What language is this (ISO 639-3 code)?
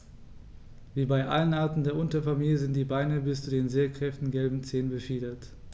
deu